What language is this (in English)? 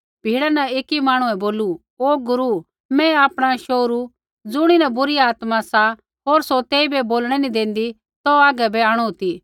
Kullu Pahari